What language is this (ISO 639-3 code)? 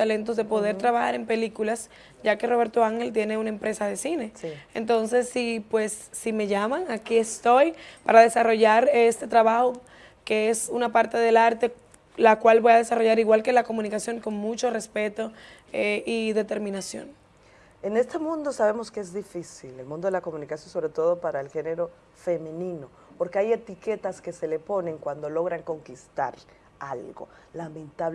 spa